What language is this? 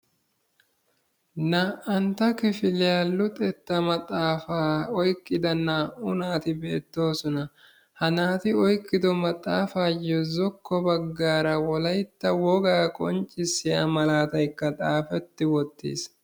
Wolaytta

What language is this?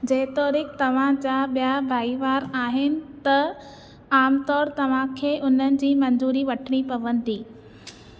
Sindhi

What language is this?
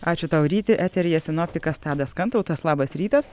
Lithuanian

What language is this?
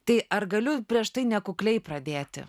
Lithuanian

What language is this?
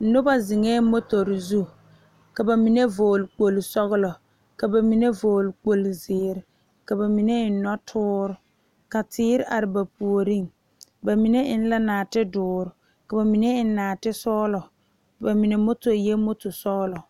Southern Dagaare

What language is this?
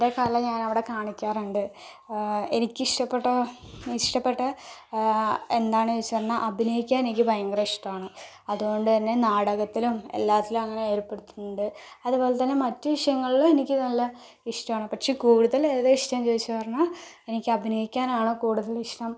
Malayalam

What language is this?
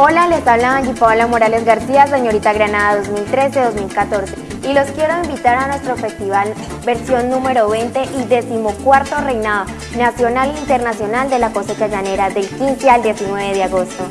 Spanish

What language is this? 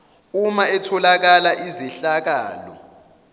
Zulu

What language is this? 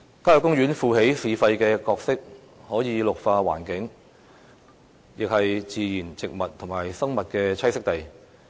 Cantonese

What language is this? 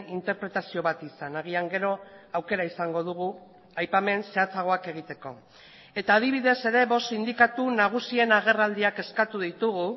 Basque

